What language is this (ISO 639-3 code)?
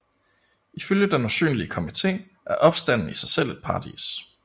dan